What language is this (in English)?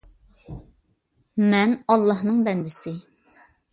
Uyghur